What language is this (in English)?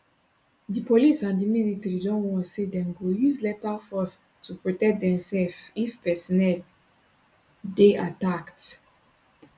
Nigerian Pidgin